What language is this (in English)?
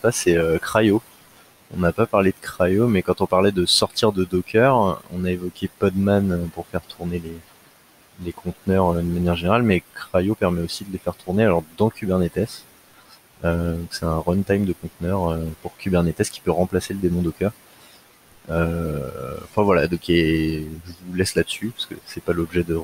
French